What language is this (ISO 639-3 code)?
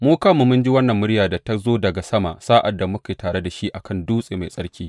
hau